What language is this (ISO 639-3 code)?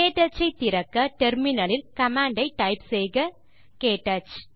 tam